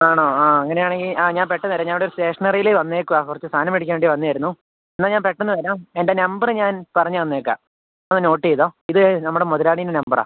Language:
Malayalam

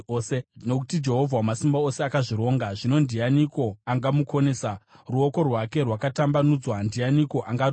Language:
Shona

